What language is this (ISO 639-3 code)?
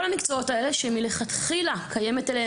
heb